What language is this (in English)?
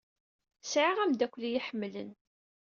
Kabyle